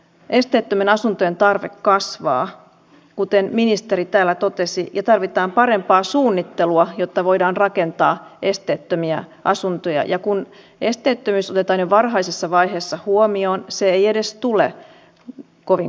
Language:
Finnish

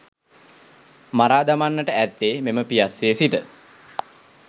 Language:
Sinhala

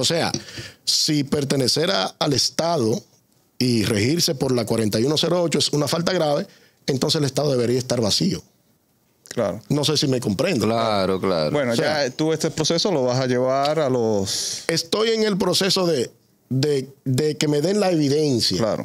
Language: Spanish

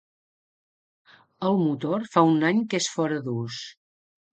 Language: Catalan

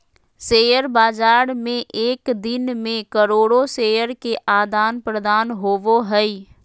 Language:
Magahi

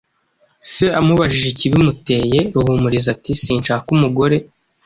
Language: Kinyarwanda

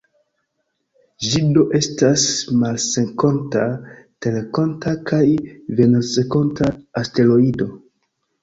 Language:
Esperanto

